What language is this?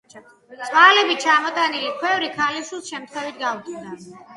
Georgian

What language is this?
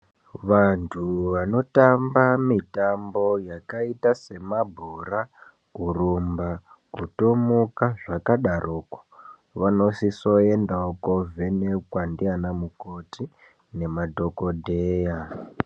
Ndau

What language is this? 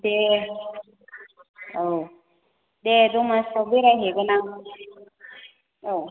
Bodo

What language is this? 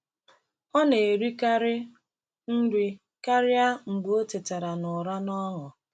Igbo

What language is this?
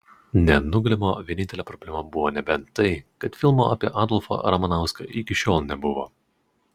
Lithuanian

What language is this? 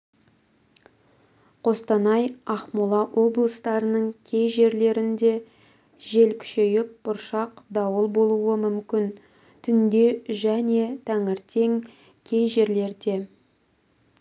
Kazakh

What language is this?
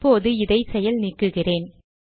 Tamil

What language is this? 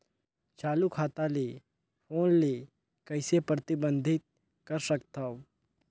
Chhattisgarhi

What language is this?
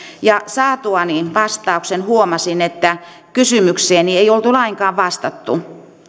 Finnish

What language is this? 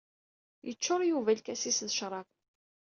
Kabyle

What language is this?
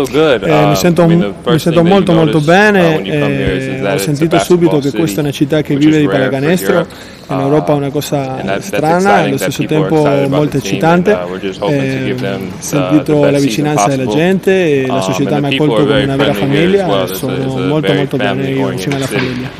Italian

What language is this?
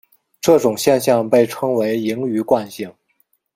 Chinese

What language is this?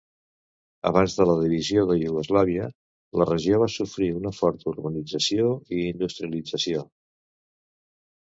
Catalan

